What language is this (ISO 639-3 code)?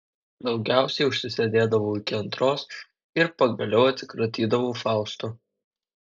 lit